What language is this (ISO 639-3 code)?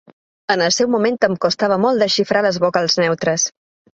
cat